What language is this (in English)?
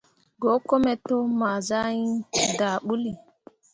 Mundang